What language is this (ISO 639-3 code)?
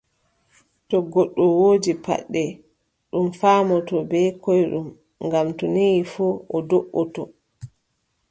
fub